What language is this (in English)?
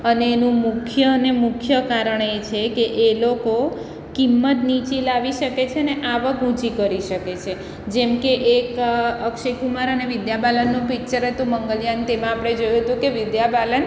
Gujarati